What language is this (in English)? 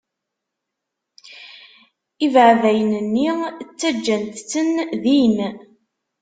Kabyle